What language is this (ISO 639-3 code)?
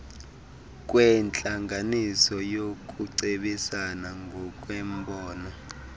xho